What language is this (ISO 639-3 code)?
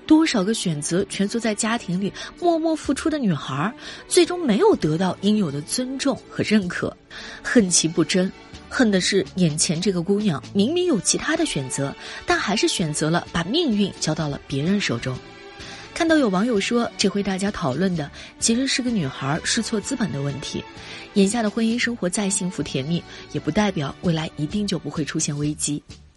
zho